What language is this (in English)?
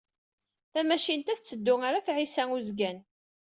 Kabyle